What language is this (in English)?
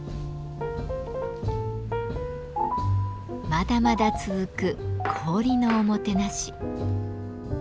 Japanese